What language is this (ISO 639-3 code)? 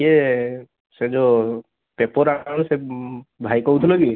ori